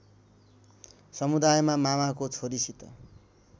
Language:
Nepali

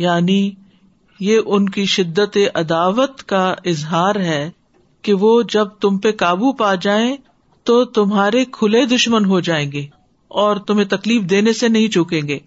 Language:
Urdu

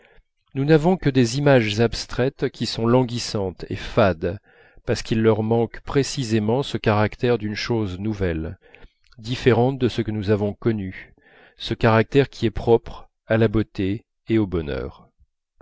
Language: French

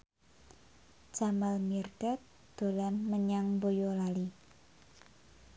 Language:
Javanese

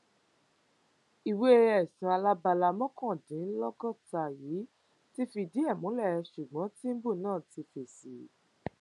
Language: Yoruba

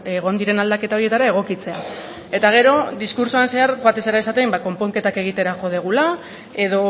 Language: Basque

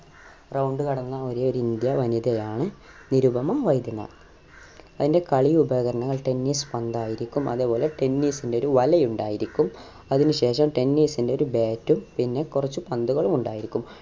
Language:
Malayalam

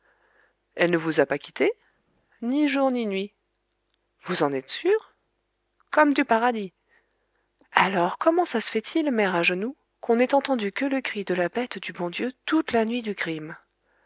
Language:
French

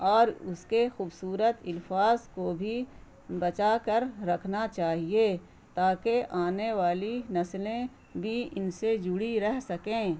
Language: Urdu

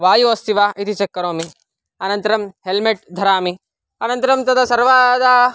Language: Sanskrit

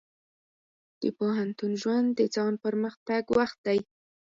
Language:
Pashto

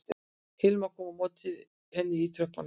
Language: Icelandic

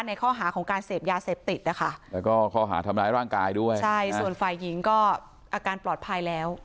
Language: Thai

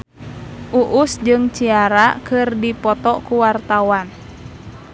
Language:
Sundanese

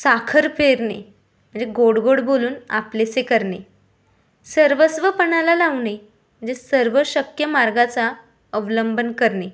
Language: Marathi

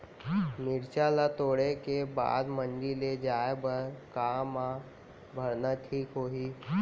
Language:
Chhattisgarhi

